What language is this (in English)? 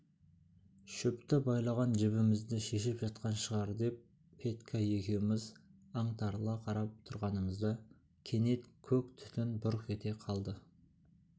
Kazakh